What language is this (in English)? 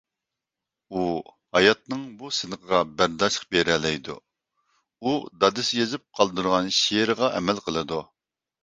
Uyghur